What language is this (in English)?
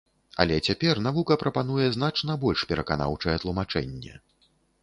Belarusian